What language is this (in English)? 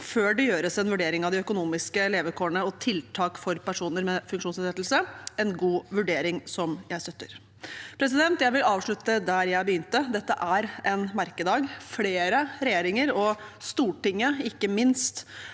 Norwegian